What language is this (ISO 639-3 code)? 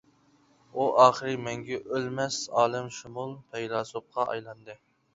uig